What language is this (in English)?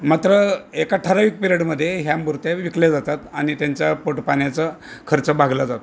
Marathi